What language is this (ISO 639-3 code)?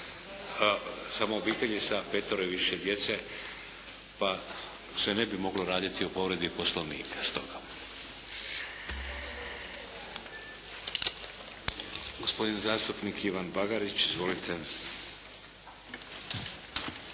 hrv